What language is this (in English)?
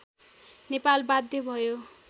Nepali